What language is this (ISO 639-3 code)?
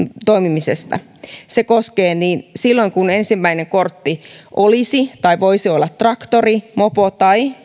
fin